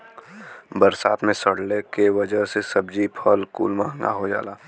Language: Bhojpuri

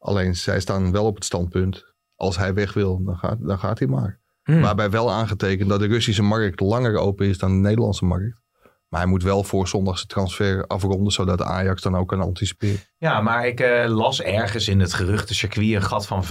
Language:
Dutch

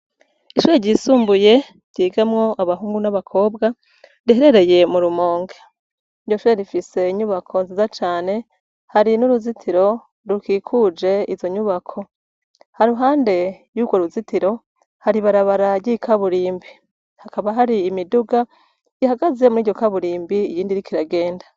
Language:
Rundi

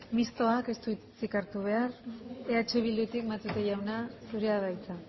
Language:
Basque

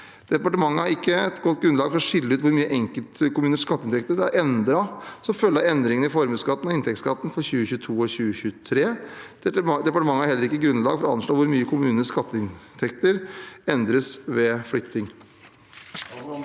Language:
Norwegian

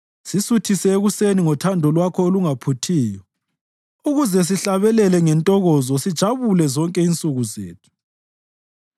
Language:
North Ndebele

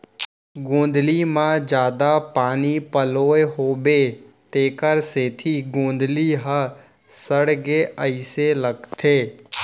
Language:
Chhattisgarhi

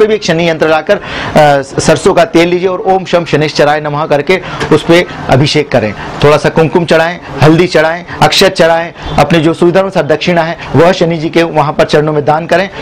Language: Hindi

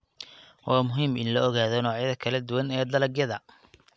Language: Somali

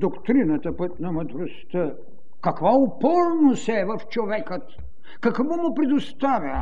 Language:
Bulgarian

